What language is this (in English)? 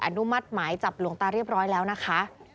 Thai